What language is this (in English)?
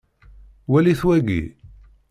Kabyle